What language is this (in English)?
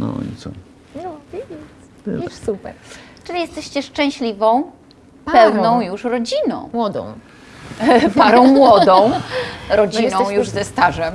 Polish